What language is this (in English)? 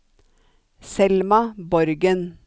Norwegian